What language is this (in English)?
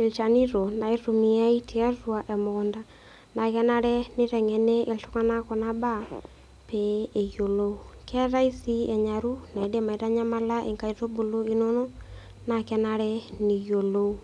Masai